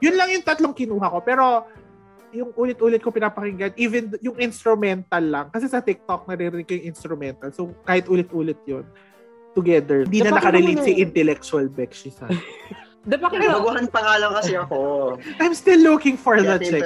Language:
Filipino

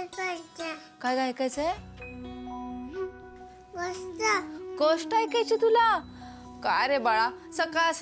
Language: Hindi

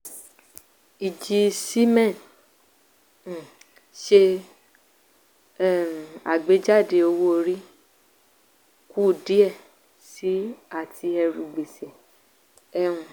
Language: Yoruba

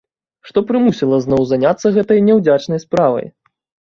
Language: Belarusian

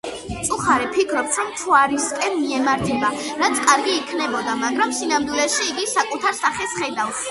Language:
Georgian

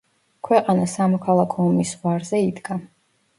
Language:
Georgian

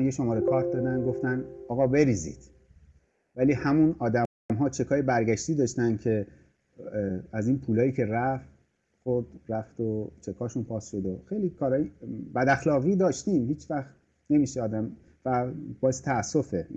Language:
Persian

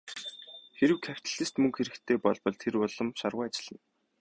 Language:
Mongolian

